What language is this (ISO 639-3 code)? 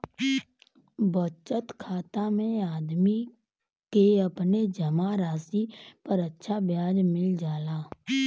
bho